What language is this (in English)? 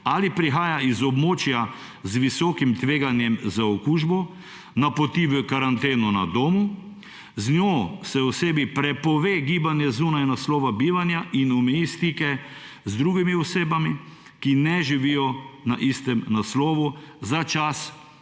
Slovenian